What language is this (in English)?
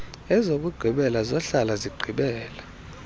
Xhosa